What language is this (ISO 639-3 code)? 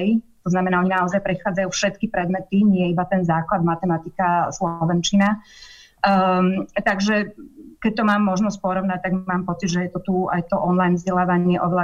slk